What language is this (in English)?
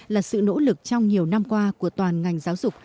Vietnamese